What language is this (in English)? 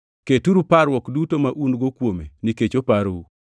Luo (Kenya and Tanzania)